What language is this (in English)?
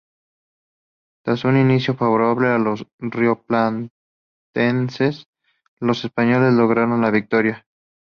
Spanish